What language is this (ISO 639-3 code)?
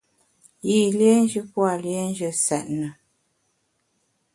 bax